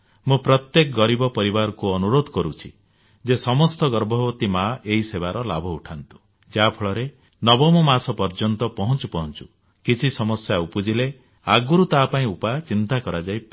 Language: Odia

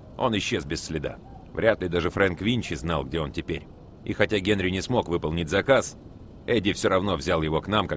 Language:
Russian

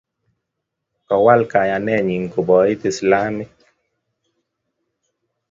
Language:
Kalenjin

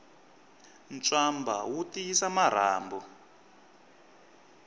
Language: Tsonga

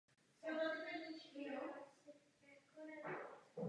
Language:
Czech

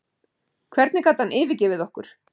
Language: Icelandic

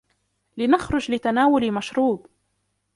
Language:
Arabic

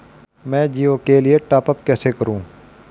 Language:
Hindi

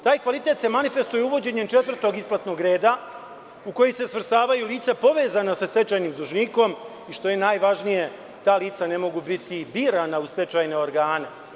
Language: Serbian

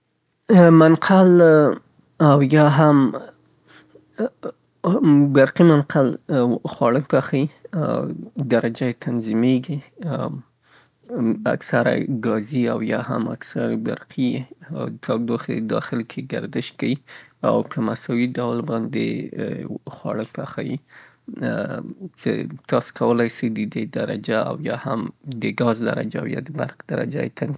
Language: Southern Pashto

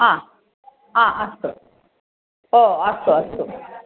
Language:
Sanskrit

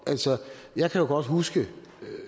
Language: Danish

